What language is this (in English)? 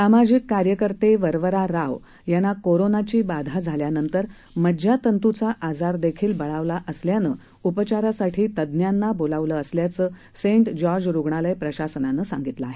Marathi